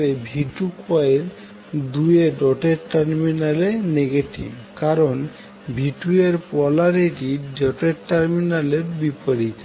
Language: Bangla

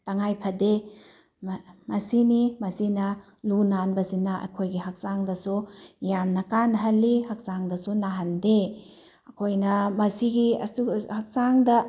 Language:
Manipuri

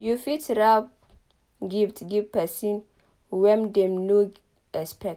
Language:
Nigerian Pidgin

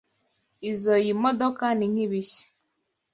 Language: Kinyarwanda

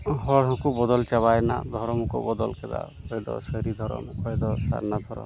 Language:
Santali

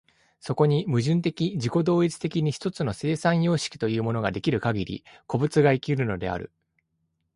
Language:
Japanese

